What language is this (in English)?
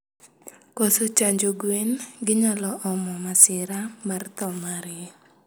Luo (Kenya and Tanzania)